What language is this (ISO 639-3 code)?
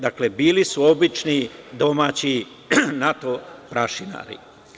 srp